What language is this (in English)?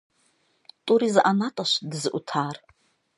Kabardian